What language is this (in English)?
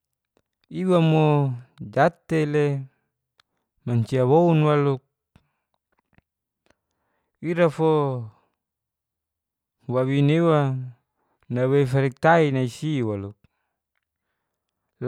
Geser-Gorom